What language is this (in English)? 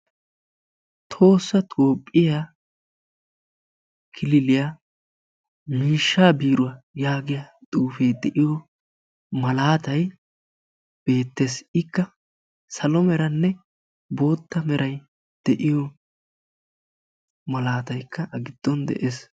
Wolaytta